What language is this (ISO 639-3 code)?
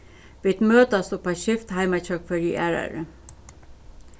fao